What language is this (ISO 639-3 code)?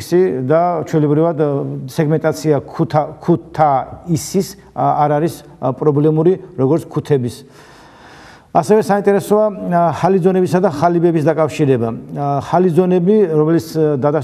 tur